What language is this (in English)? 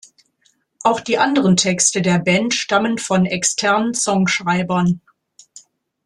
German